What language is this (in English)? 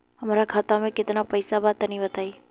Bhojpuri